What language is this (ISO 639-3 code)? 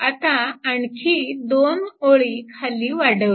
mar